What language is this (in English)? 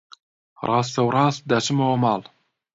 Central Kurdish